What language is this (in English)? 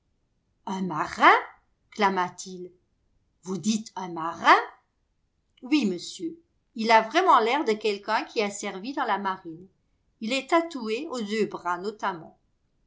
French